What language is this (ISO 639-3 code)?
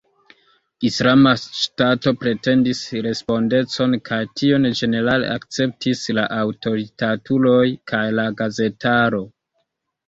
epo